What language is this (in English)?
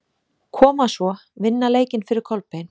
Icelandic